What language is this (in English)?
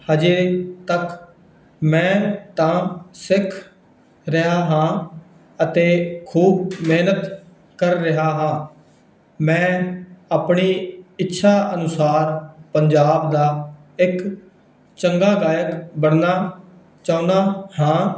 Punjabi